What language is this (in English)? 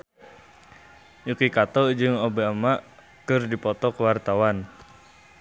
Sundanese